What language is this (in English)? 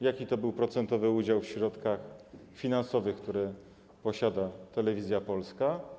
Polish